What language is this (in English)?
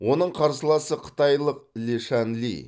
Kazakh